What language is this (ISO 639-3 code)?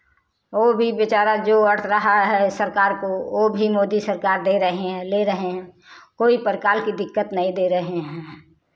hin